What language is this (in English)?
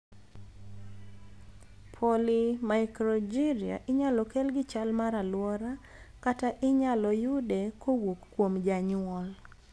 Luo (Kenya and Tanzania)